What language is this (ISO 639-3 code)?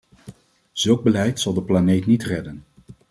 nld